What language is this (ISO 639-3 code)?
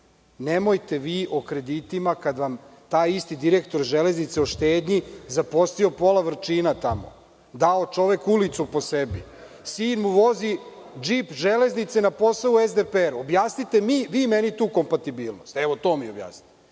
srp